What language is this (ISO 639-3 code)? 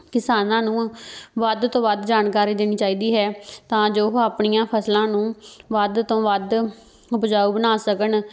pan